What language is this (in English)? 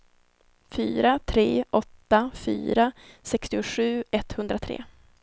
Swedish